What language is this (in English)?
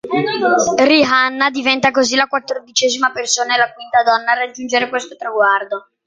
Italian